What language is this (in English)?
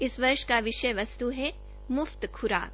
Hindi